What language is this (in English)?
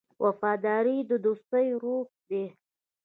Pashto